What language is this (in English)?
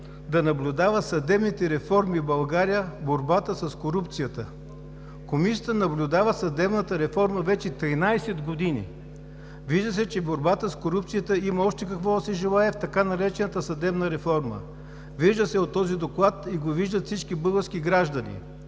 Bulgarian